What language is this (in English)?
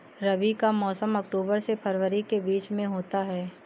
Hindi